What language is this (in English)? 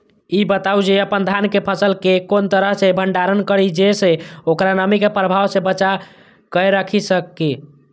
Maithili